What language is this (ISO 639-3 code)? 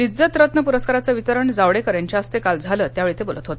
mar